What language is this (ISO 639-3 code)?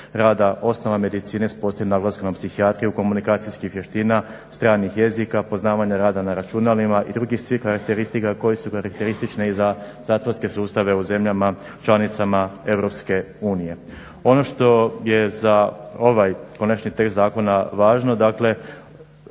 hrv